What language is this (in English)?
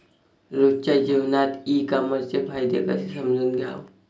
Marathi